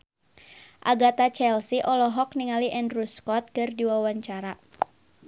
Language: Sundanese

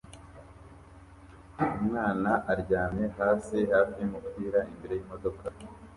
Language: Kinyarwanda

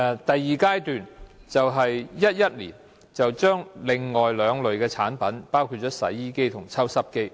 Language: Cantonese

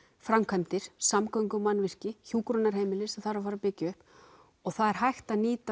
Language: Icelandic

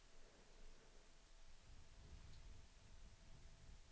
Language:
Swedish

